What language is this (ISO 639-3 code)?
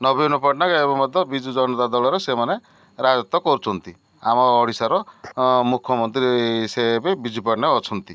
ori